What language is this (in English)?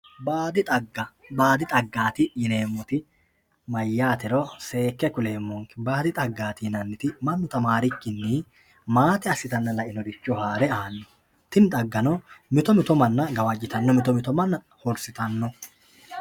Sidamo